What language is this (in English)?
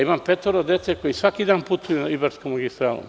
Serbian